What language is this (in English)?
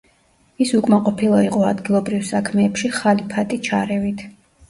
Georgian